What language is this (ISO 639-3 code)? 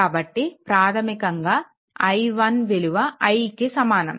tel